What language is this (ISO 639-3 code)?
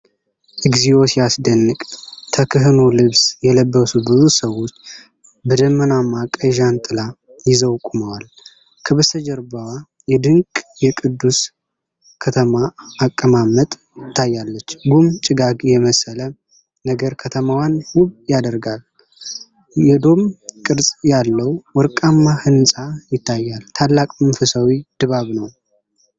amh